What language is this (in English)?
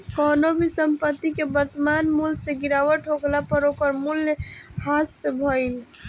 Bhojpuri